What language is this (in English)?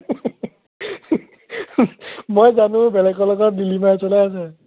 Assamese